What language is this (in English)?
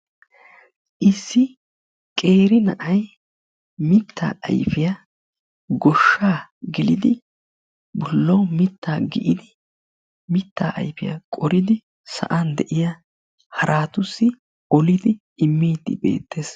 Wolaytta